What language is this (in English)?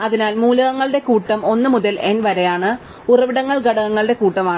Malayalam